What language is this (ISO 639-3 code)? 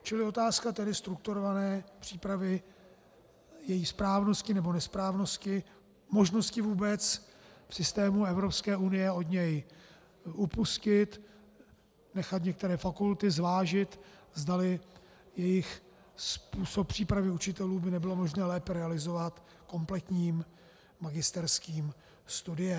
ces